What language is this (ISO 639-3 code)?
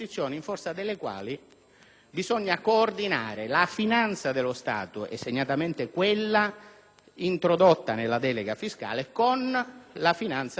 ita